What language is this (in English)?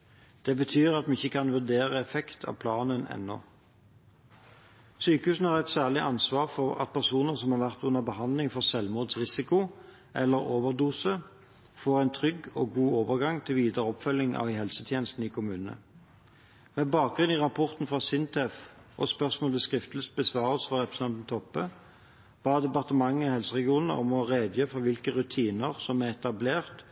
Norwegian Bokmål